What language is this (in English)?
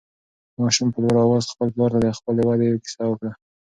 Pashto